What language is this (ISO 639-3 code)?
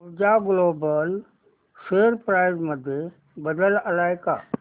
mar